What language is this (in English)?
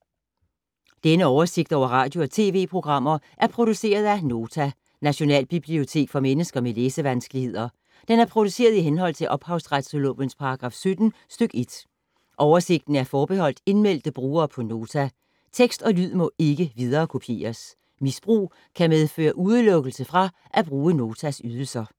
Danish